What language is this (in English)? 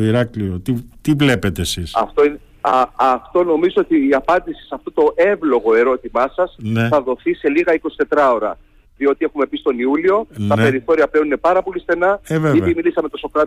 Greek